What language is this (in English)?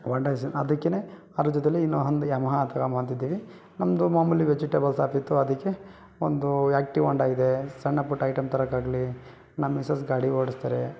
Kannada